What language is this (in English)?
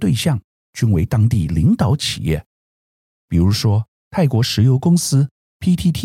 Chinese